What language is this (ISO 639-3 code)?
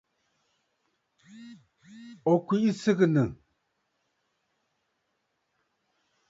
bfd